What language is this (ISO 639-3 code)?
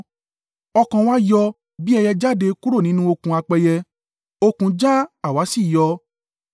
yor